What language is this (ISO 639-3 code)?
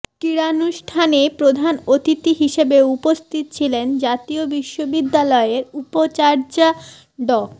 ben